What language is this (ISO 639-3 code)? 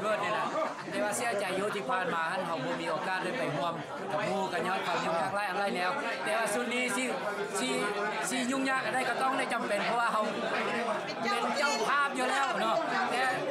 tha